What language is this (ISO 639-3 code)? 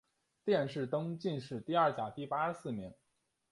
zho